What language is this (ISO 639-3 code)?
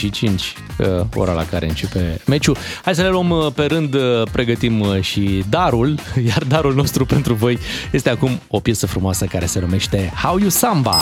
ron